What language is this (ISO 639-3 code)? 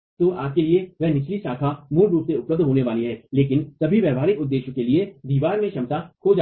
hin